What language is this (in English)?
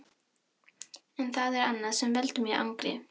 Icelandic